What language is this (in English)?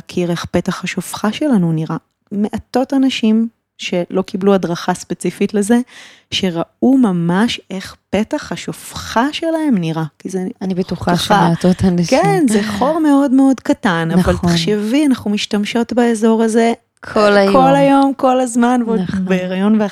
Hebrew